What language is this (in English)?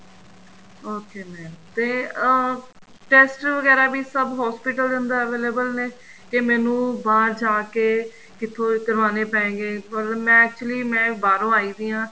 Punjabi